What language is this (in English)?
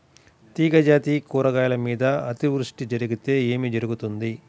Telugu